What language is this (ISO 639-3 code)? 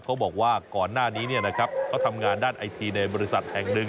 tha